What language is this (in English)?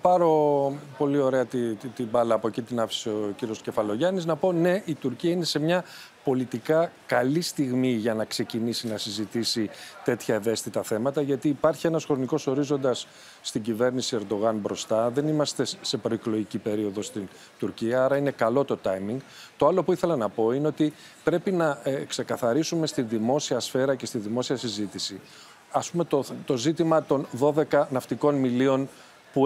Greek